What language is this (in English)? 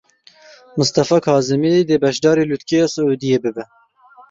Kurdish